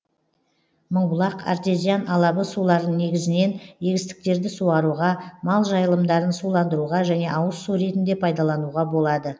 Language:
Kazakh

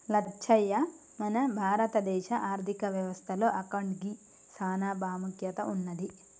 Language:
Telugu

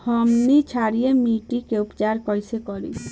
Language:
Bhojpuri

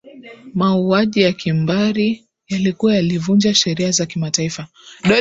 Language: Swahili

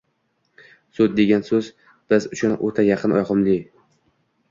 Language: Uzbek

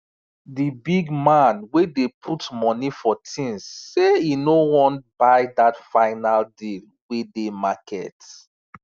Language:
Nigerian Pidgin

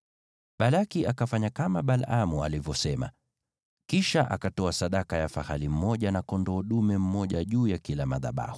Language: Swahili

